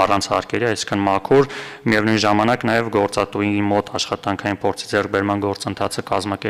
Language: Turkish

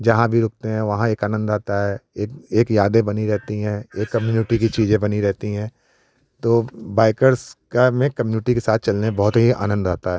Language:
Hindi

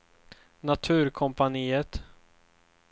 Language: Swedish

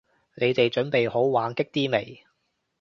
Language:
Cantonese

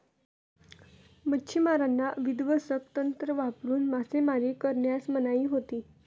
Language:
Marathi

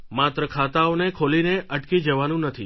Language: Gujarati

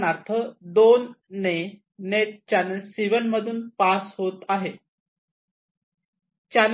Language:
Marathi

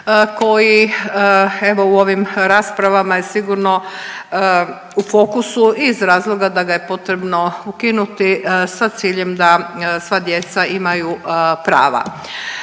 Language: Croatian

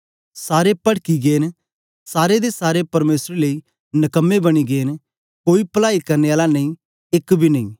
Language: Dogri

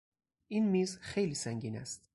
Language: Persian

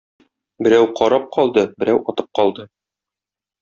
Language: Tatar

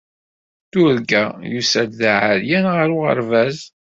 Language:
Kabyle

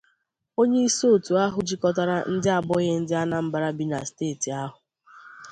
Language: Igbo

